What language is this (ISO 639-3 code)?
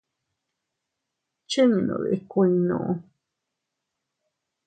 cut